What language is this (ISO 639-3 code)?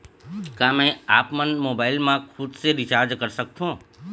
hne